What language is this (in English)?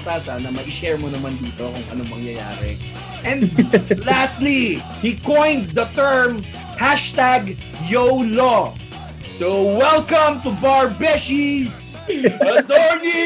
Filipino